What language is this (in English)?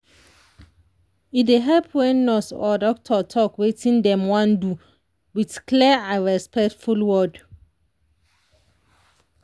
Nigerian Pidgin